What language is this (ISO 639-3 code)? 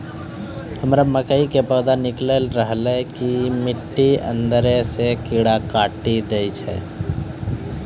mai